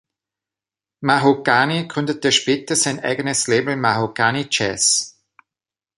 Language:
German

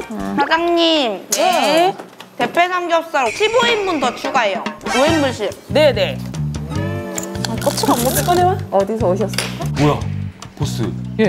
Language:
Korean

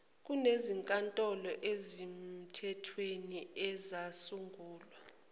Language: Zulu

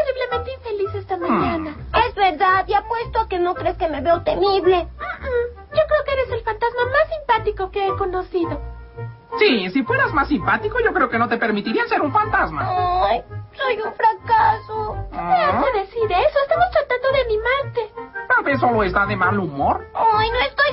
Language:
Spanish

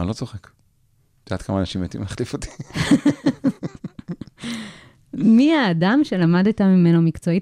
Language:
Hebrew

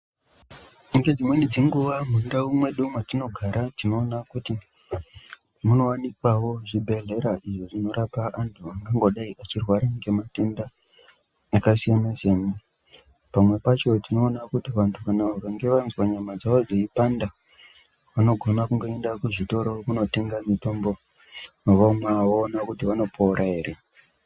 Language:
Ndau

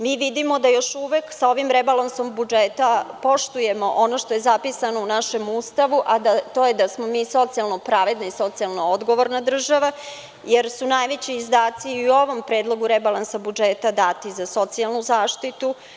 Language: Serbian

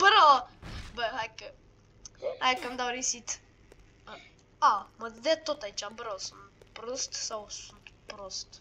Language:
Romanian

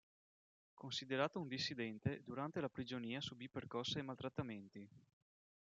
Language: Italian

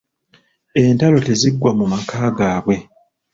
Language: Ganda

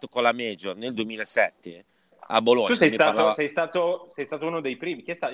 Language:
Italian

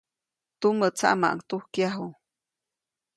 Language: Copainalá Zoque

